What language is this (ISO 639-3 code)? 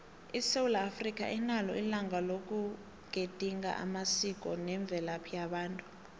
nbl